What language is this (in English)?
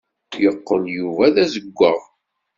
Kabyle